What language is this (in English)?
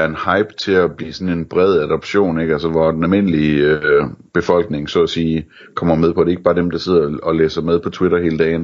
Danish